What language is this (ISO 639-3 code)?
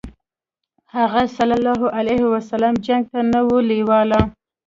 pus